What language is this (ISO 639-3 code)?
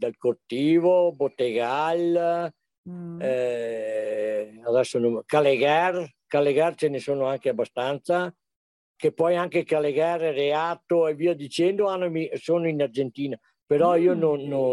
ita